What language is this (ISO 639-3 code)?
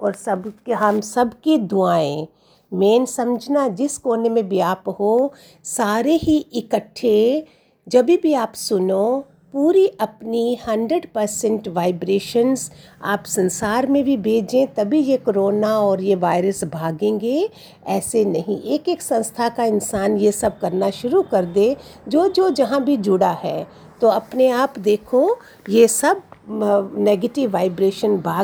hin